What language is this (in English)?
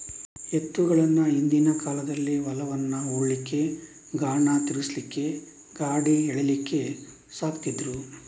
Kannada